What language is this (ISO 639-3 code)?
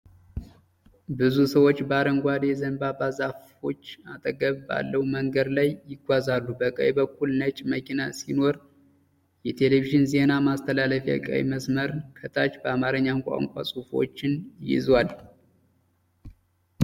amh